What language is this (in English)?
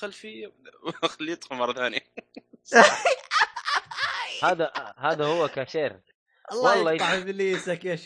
Arabic